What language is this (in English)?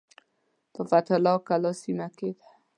Pashto